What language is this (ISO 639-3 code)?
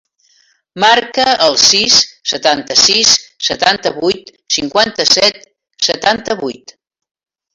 cat